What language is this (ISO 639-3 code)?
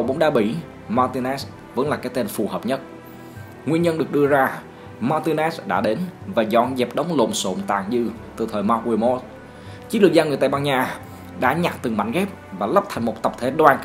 vie